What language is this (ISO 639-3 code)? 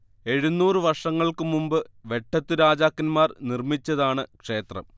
mal